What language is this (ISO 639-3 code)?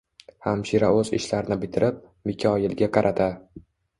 uzb